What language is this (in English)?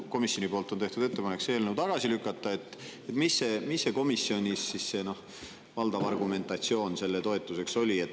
Estonian